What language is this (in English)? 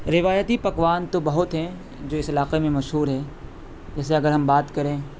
Urdu